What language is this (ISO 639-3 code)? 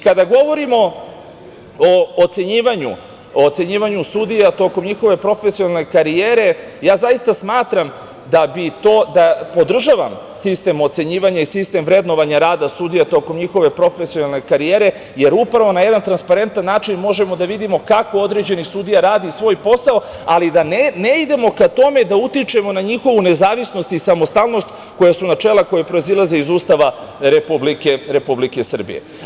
srp